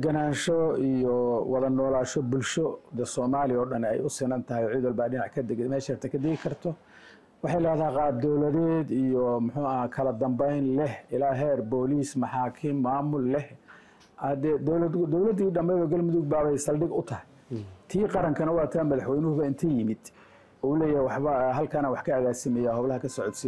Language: Arabic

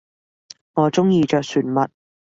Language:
Cantonese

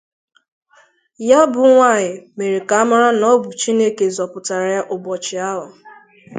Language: Igbo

